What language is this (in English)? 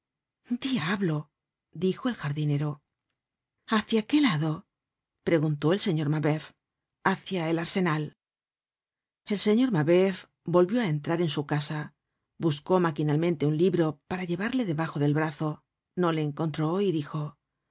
Spanish